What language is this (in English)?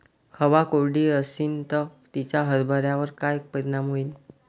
Marathi